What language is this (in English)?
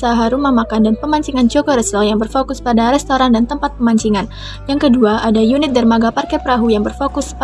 Indonesian